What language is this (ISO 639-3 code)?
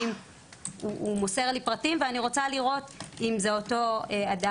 heb